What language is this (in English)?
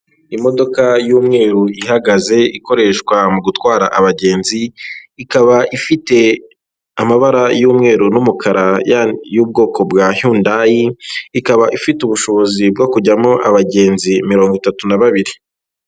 Kinyarwanda